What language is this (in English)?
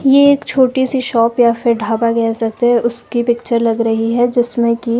Hindi